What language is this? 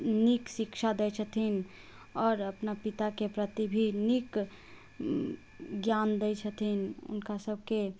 Maithili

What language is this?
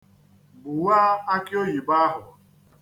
Igbo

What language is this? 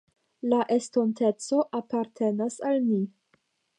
Esperanto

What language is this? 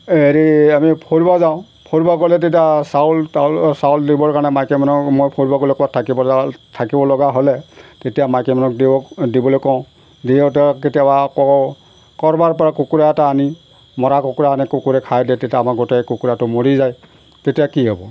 Assamese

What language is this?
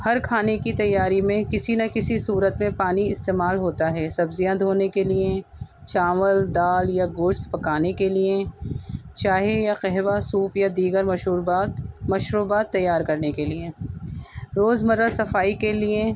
Urdu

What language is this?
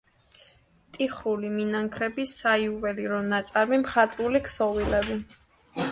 Georgian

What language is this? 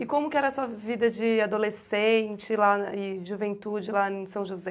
Portuguese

